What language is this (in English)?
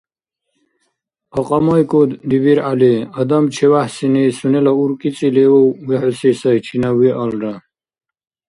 Dargwa